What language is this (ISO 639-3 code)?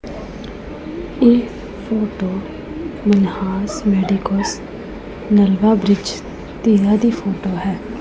pan